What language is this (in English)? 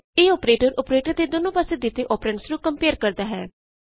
Punjabi